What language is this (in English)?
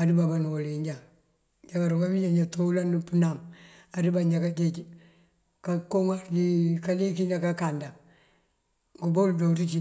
Mandjak